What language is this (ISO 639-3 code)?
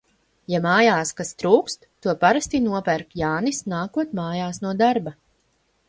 lav